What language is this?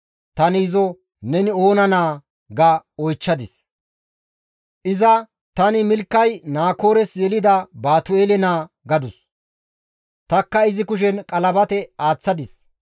Gamo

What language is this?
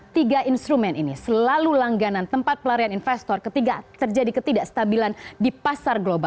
Indonesian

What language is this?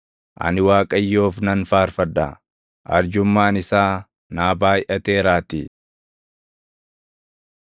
Oromo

